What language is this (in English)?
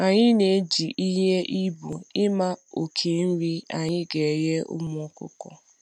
Igbo